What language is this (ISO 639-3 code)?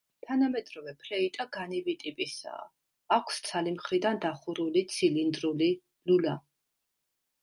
kat